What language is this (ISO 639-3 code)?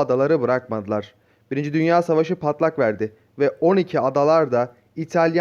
tur